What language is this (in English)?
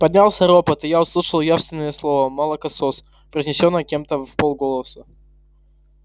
Russian